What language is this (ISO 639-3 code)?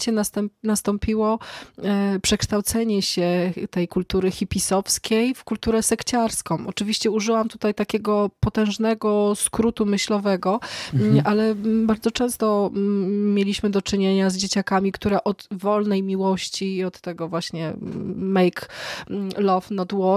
pol